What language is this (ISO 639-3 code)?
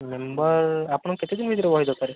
ori